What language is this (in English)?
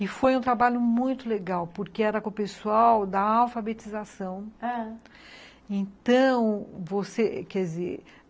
Portuguese